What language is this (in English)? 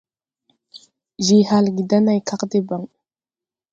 Tupuri